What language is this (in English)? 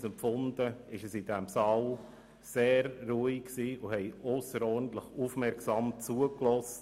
Swiss German